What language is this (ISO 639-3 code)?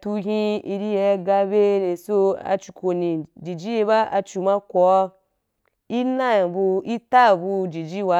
juk